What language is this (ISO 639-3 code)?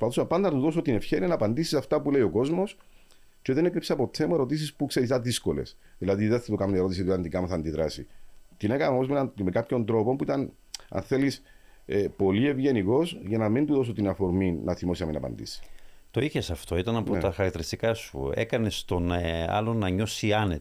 ell